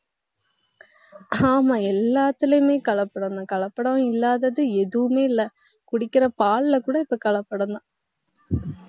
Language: Tamil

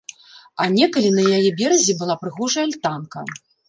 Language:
Belarusian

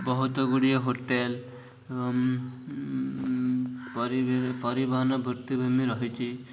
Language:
Odia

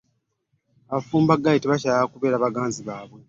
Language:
Ganda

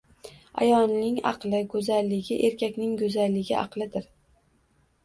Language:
Uzbek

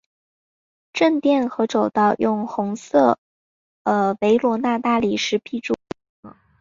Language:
Chinese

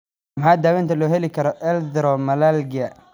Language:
Somali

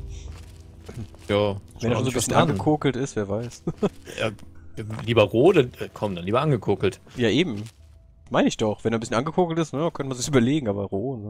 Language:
German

